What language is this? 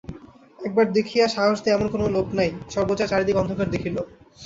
Bangla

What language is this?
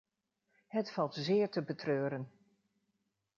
Dutch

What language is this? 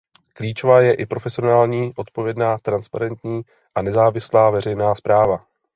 Czech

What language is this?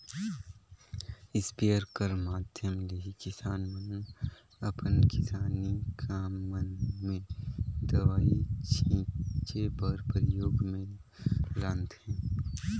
Chhattisgarhi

